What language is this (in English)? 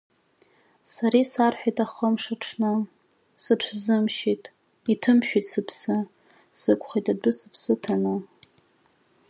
Abkhazian